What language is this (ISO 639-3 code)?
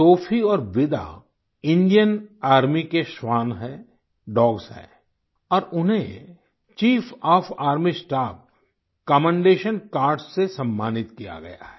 hin